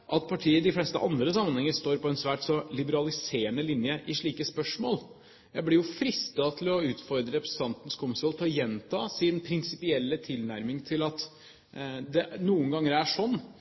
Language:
Norwegian Bokmål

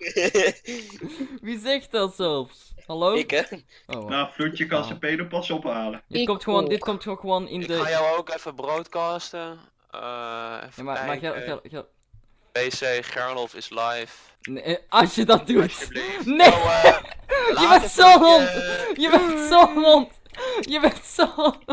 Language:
Dutch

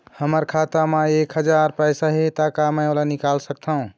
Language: Chhattisgarhi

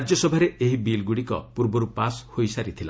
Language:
Odia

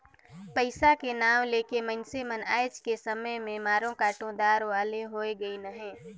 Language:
Chhattisgarhi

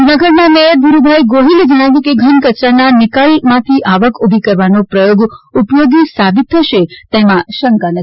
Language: Gujarati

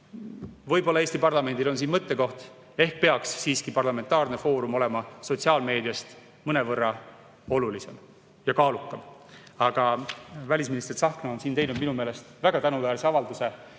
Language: Estonian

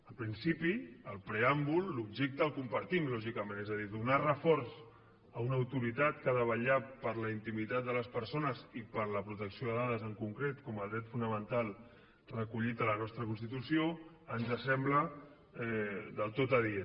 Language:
Catalan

